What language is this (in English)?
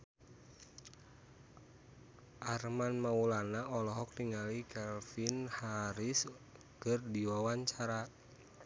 Sundanese